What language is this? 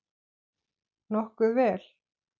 Icelandic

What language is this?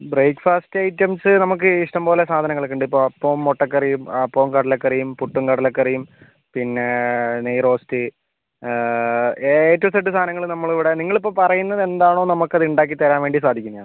Malayalam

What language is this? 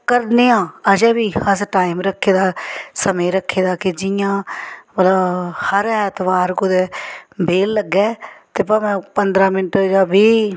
Dogri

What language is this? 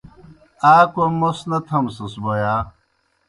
Kohistani Shina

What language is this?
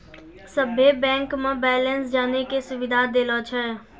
Maithili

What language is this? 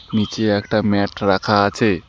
Bangla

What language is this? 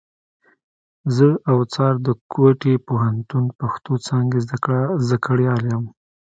Pashto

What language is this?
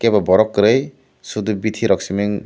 Kok Borok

